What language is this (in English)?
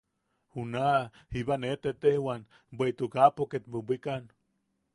Yaqui